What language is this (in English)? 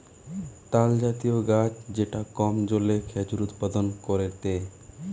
Bangla